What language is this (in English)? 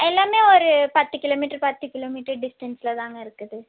Tamil